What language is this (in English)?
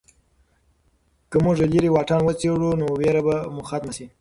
Pashto